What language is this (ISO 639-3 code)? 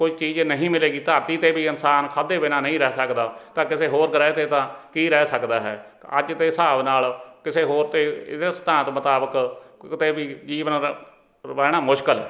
pan